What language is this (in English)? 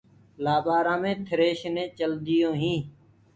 Gurgula